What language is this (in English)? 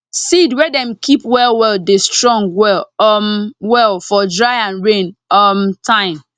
Nigerian Pidgin